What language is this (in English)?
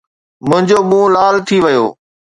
Sindhi